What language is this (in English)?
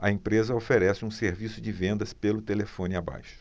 Portuguese